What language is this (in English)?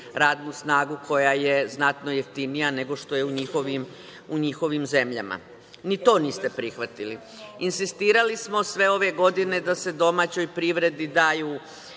Serbian